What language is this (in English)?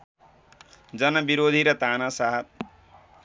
Nepali